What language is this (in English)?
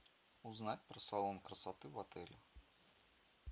Russian